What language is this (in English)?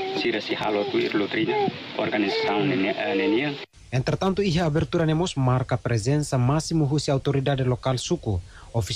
Indonesian